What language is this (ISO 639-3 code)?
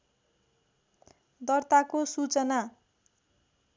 nep